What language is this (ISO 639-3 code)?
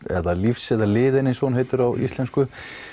isl